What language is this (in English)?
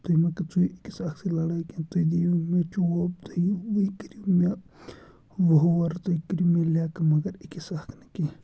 Kashmiri